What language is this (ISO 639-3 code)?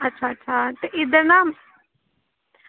doi